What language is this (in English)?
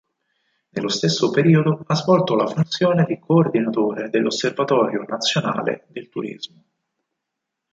Italian